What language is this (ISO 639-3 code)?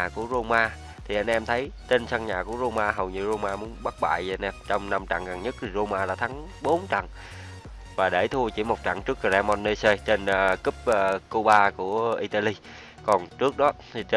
vie